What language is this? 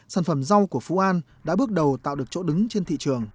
Vietnamese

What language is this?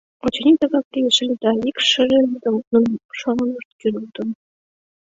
Mari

